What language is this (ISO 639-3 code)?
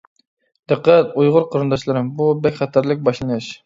uig